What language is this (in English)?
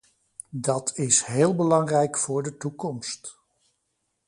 Dutch